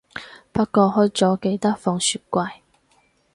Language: Cantonese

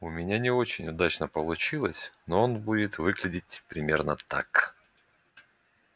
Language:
Russian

